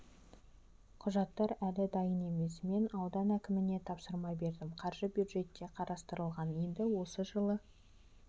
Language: Kazakh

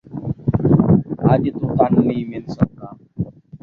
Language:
Saraiki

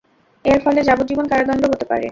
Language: Bangla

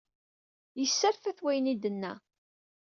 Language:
Kabyle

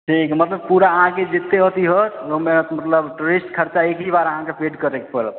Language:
Maithili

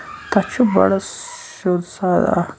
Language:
Kashmiri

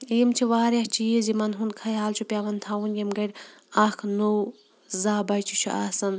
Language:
Kashmiri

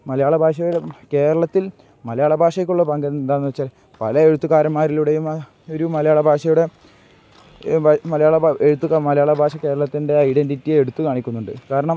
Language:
Malayalam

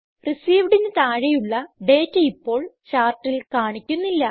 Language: Malayalam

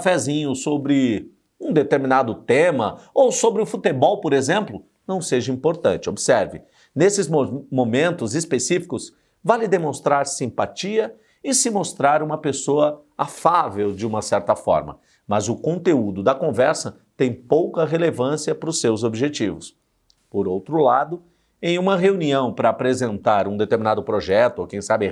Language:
Portuguese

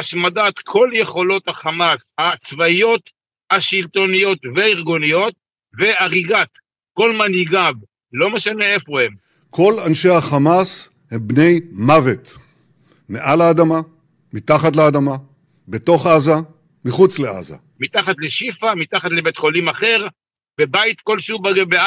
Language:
Hebrew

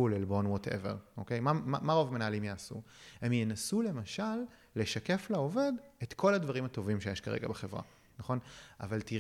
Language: Hebrew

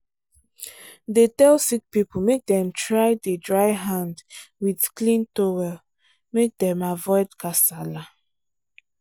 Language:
Nigerian Pidgin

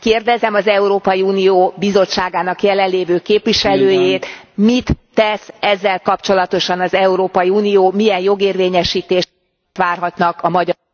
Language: Hungarian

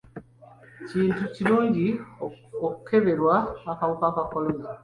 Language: Ganda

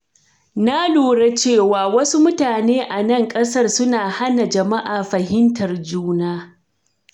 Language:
Hausa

